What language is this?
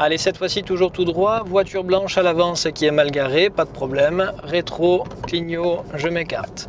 French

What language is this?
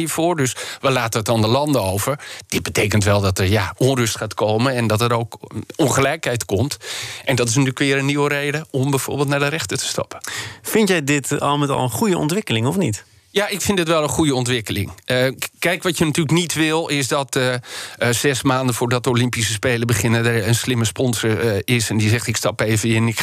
Dutch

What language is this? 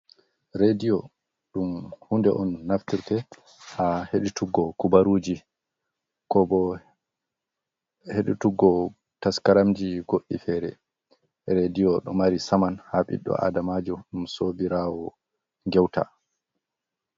Fula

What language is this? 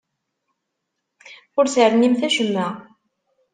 Kabyle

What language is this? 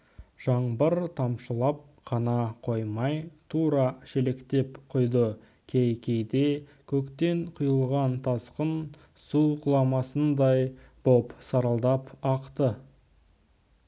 Kazakh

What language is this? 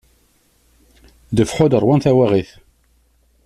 Kabyle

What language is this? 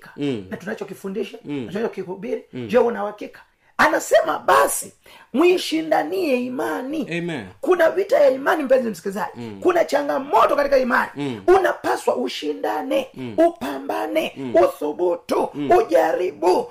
Swahili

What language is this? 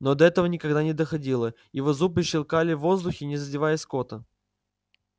Russian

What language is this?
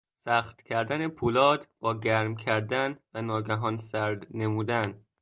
Persian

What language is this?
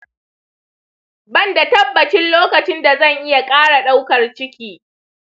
Hausa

